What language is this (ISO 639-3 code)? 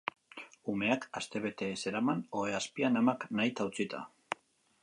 eus